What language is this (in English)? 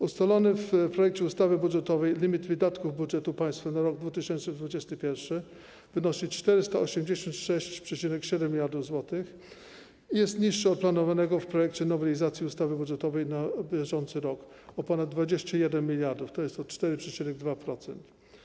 Polish